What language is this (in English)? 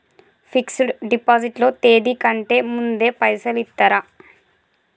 Telugu